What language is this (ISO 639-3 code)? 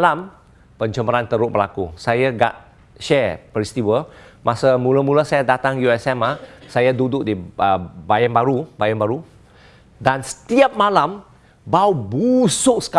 msa